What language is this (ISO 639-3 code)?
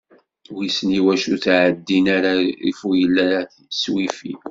kab